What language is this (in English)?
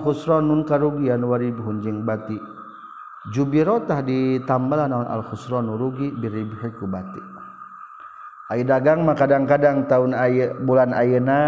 Malay